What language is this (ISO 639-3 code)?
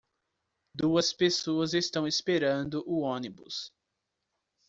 por